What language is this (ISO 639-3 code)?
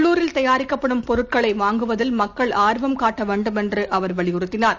tam